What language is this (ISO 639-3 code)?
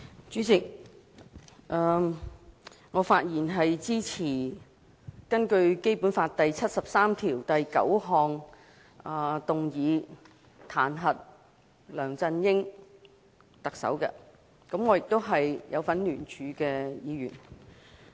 yue